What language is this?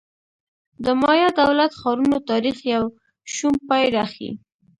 Pashto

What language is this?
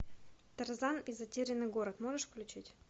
Russian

